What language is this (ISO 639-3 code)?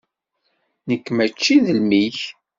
kab